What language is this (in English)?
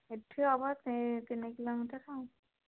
Odia